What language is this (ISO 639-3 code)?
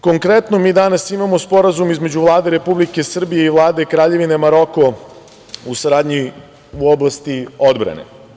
srp